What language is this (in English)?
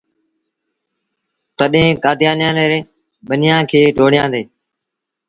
Sindhi Bhil